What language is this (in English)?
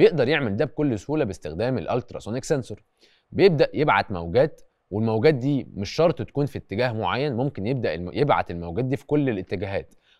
Arabic